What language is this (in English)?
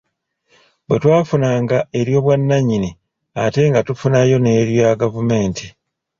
Ganda